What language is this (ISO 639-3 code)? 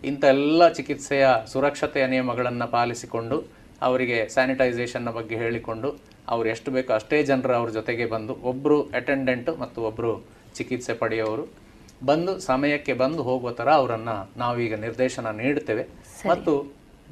kan